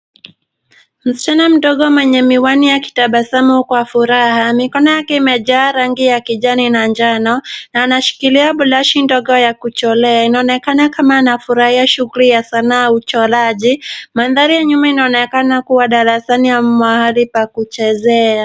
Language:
Swahili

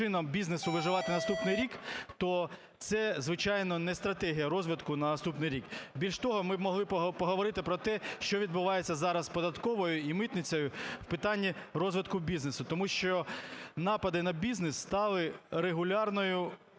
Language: Ukrainian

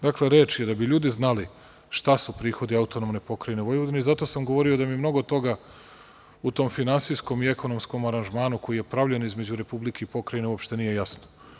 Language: Serbian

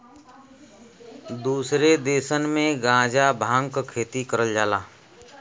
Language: Bhojpuri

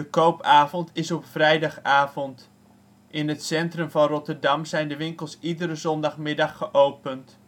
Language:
Dutch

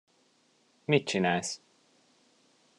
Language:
Hungarian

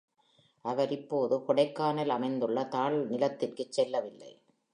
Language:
Tamil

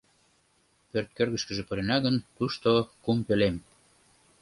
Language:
Mari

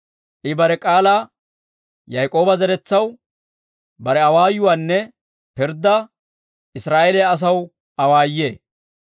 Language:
Dawro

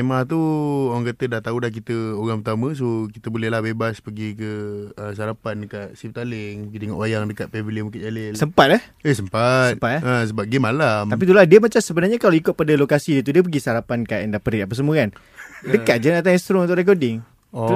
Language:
Malay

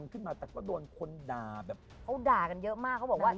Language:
Thai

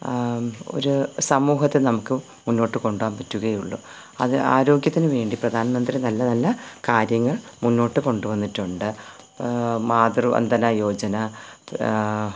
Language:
Malayalam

